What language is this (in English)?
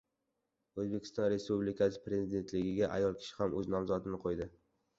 Uzbek